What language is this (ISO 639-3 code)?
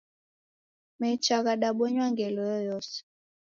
dav